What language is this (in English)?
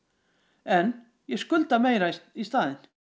Icelandic